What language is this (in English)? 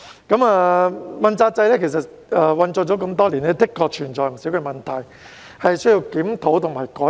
Cantonese